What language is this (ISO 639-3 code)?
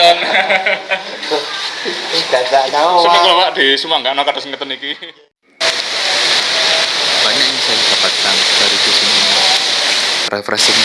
ind